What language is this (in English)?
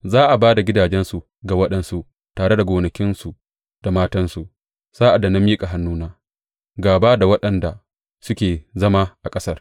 Hausa